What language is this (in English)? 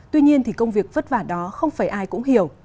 Vietnamese